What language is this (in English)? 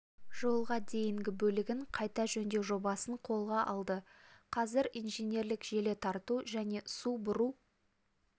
Kazakh